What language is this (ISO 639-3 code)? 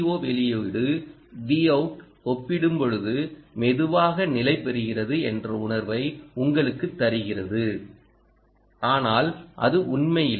tam